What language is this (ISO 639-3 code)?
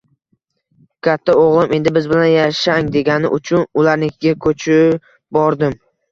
uzb